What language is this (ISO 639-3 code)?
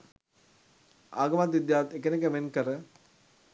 sin